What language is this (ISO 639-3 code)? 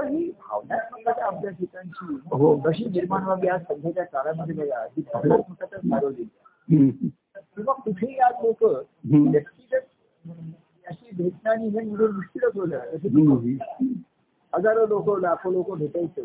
mar